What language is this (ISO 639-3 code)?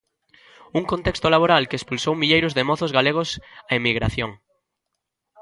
glg